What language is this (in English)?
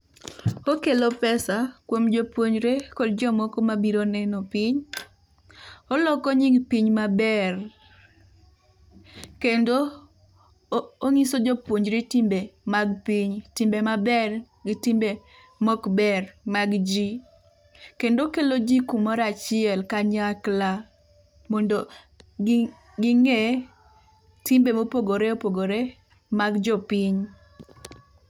Luo (Kenya and Tanzania)